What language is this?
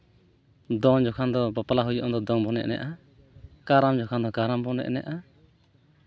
Santali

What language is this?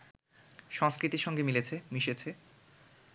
Bangla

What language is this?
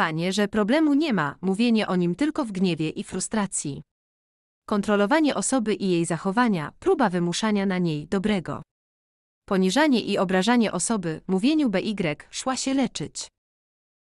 Polish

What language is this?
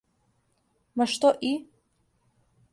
Serbian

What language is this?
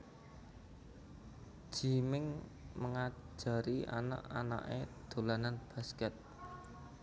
Javanese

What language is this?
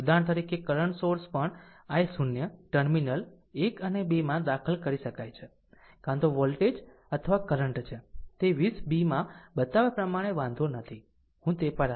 Gujarati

